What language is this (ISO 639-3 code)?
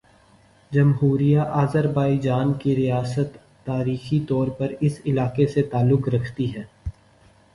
urd